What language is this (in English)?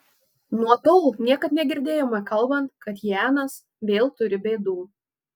Lithuanian